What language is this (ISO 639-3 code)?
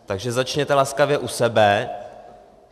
ces